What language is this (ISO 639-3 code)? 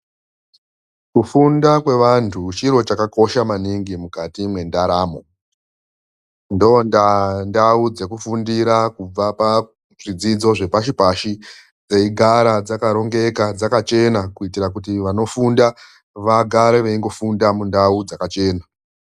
ndc